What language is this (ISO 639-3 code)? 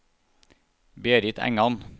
nor